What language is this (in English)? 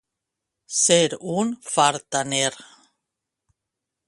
Catalan